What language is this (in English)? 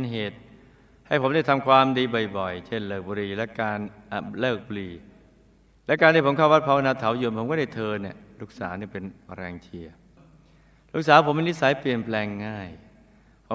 Thai